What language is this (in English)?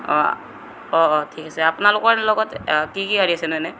Assamese